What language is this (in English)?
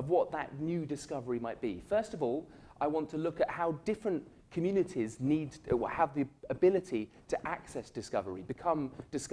English